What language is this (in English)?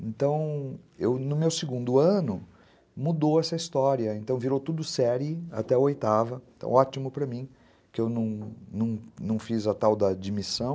Portuguese